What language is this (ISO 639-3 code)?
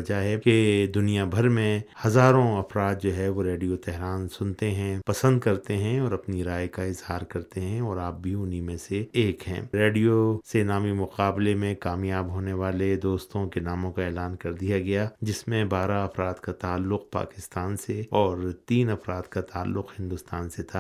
urd